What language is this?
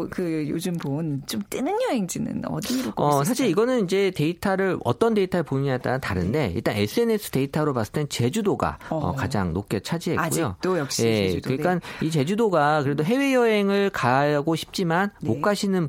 Korean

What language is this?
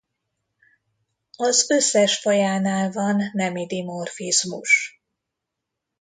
Hungarian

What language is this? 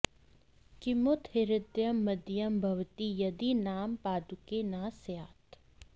Sanskrit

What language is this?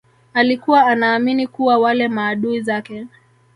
Swahili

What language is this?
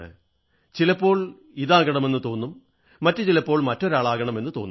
Malayalam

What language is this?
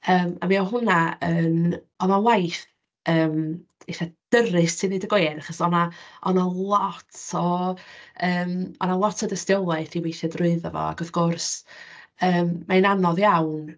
Welsh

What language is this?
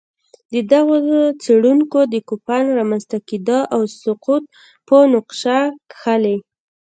Pashto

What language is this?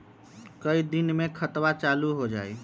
Magahi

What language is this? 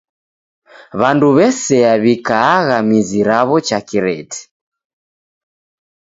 Taita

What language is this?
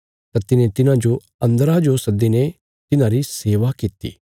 Bilaspuri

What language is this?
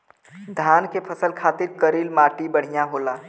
Bhojpuri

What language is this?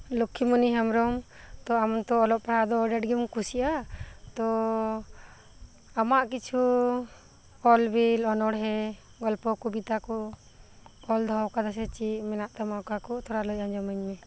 Santali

